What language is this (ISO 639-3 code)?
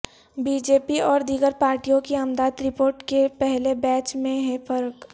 urd